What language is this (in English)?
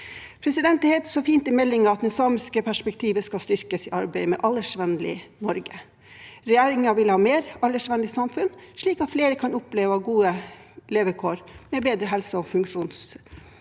Norwegian